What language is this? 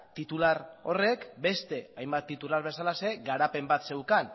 Basque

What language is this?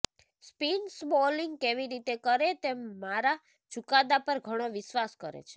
Gujarati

